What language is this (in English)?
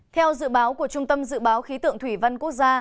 Vietnamese